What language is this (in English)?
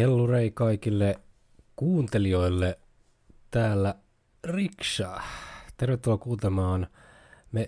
Finnish